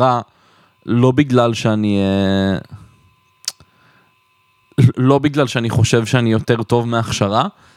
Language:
Hebrew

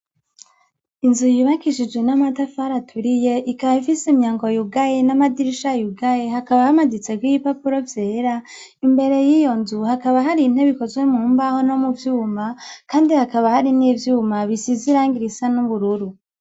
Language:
Rundi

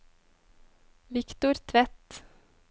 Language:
Norwegian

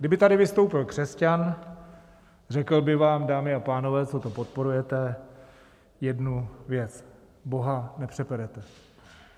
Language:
Czech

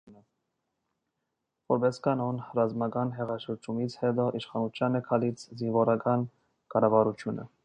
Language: Armenian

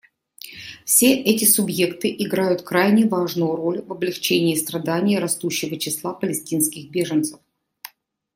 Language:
Russian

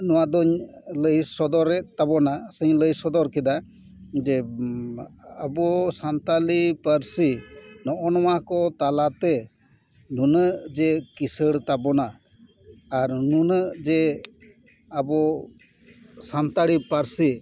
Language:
Santali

